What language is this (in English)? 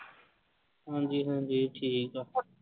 Punjabi